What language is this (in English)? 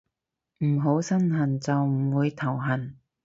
Cantonese